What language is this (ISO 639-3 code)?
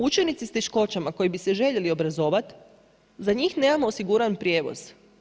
hrv